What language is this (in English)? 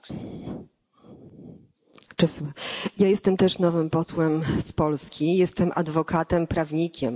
Polish